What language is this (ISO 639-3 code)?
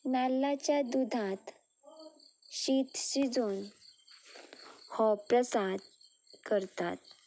kok